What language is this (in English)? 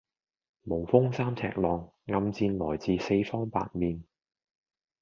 Cantonese